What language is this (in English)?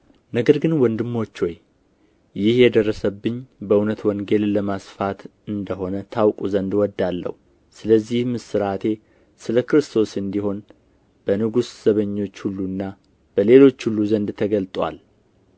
Amharic